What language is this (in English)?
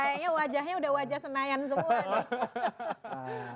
Indonesian